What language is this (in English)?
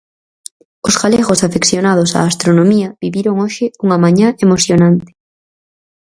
Galician